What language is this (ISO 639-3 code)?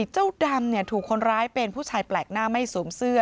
tha